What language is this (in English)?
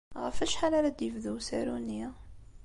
Kabyle